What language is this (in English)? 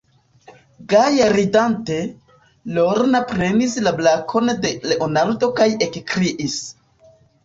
Esperanto